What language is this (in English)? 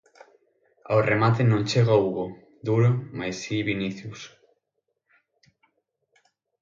Galician